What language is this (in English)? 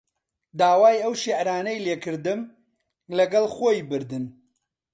Central Kurdish